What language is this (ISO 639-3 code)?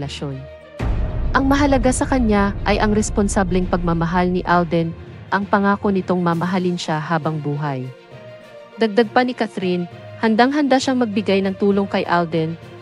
fil